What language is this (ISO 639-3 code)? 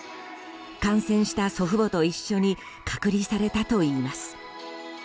jpn